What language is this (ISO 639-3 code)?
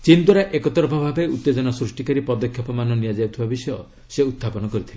ori